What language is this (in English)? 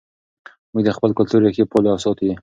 Pashto